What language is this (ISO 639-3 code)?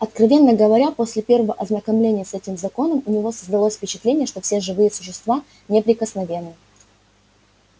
rus